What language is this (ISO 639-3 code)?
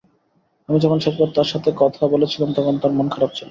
ben